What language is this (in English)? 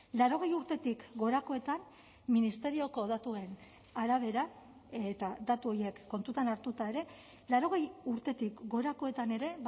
Basque